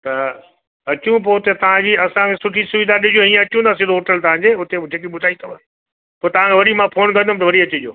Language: Sindhi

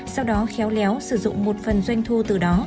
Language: Vietnamese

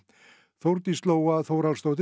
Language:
Icelandic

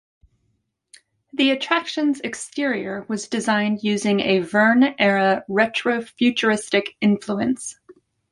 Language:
English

